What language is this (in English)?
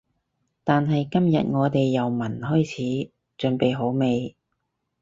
Cantonese